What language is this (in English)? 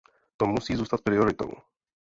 Czech